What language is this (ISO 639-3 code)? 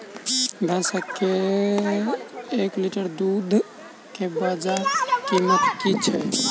mai